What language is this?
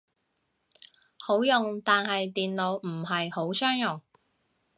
Cantonese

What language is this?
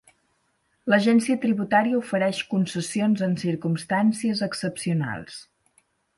Catalan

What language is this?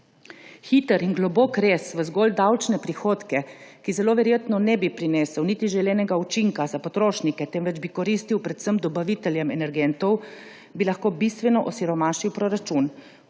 Slovenian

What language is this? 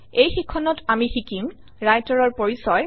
Assamese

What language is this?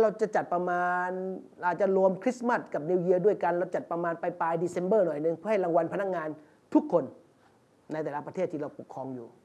Thai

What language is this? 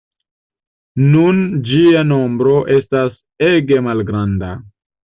Esperanto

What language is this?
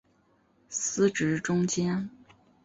Chinese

